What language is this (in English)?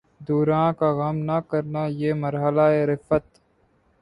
Urdu